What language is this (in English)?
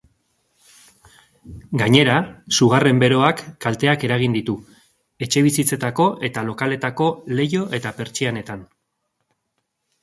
Basque